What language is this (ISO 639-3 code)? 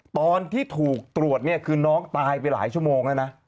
tha